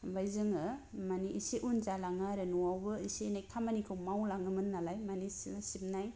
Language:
Bodo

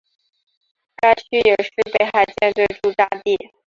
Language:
Chinese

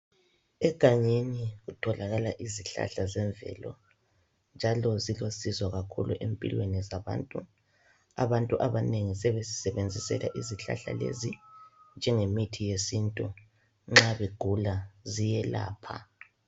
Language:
North Ndebele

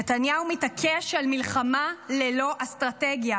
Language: Hebrew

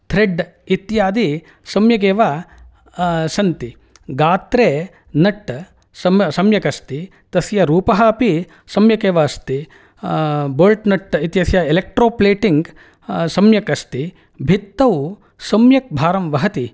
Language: Sanskrit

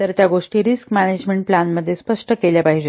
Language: Marathi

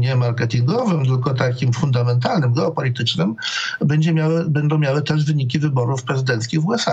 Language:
Polish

